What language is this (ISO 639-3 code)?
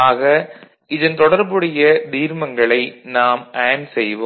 tam